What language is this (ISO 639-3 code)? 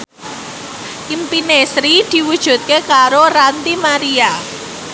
jav